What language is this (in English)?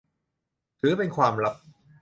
Thai